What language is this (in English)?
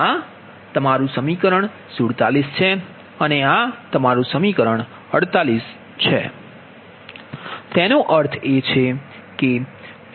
Gujarati